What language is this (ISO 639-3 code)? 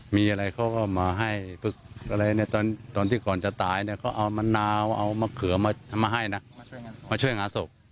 tha